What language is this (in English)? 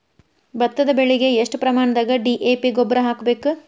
Kannada